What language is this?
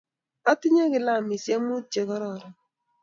Kalenjin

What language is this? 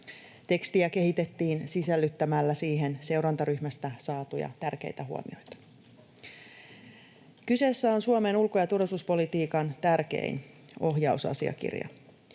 Finnish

